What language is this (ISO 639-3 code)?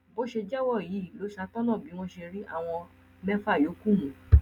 yor